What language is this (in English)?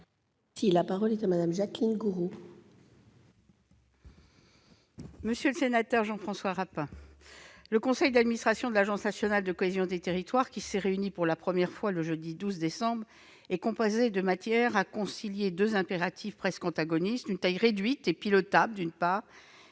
French